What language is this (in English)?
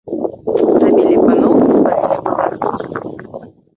Belarusian